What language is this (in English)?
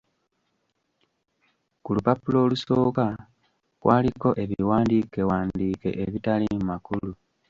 Ganda